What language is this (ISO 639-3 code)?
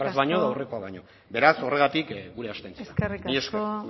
eus